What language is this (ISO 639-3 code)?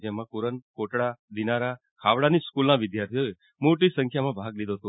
guj